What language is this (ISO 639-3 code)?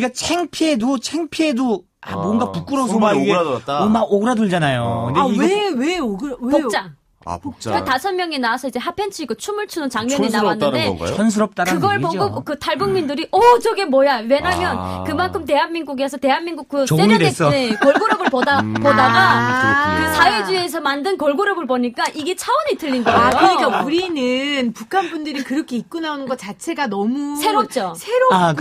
kor